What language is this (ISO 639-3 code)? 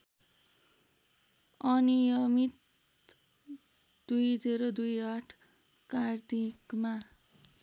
nep